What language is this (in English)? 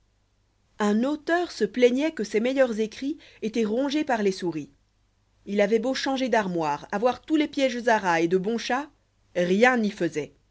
French